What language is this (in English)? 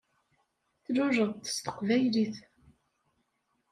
Kabyle